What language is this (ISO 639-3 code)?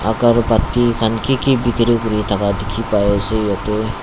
nag